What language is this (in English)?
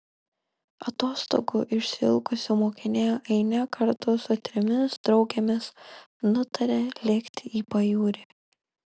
Lithuanian